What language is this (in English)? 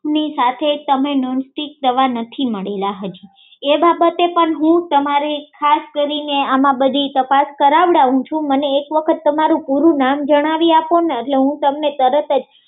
Gujarati